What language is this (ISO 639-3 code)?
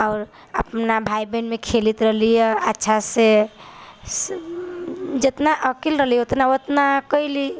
mai